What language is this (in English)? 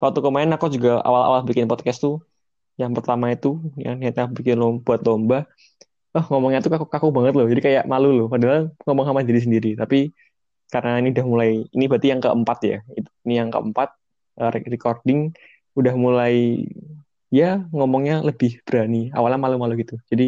Indonesian